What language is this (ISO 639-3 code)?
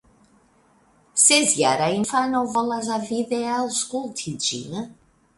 epo